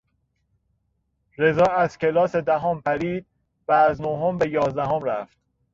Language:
Persian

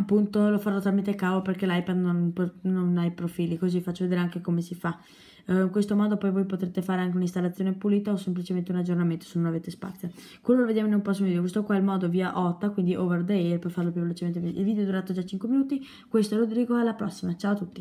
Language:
Italian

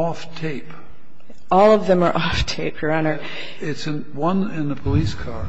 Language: English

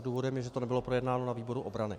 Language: Czech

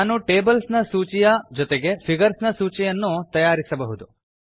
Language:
Kannada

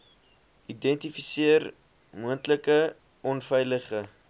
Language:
Afrikaans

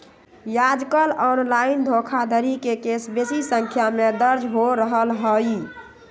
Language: Magahi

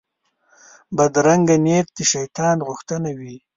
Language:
Pashto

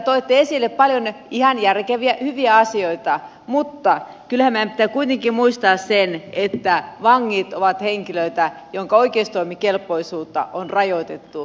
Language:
Finnish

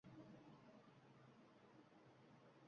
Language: Uzbek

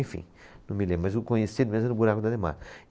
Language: Portuguese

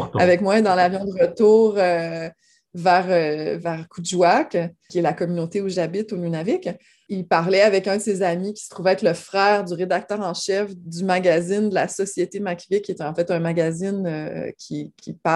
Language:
French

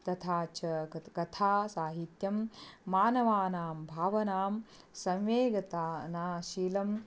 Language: Sanskrit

